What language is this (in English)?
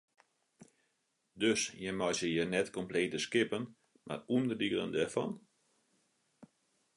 Western Frisian